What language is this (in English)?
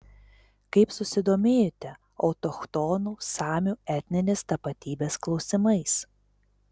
Lithuanian